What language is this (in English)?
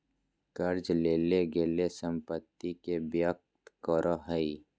Magahi